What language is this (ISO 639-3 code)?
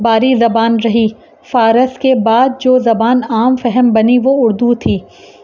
urd